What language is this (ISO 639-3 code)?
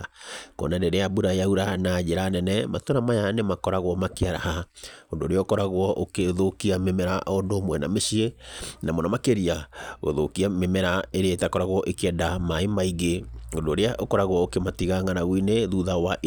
kik